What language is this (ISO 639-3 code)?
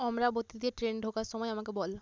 ben